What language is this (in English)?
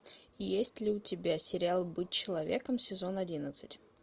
Russian